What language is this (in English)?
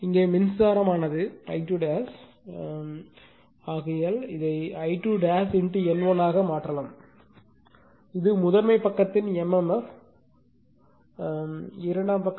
Tamil